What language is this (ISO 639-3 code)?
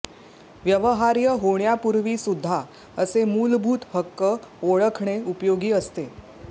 mar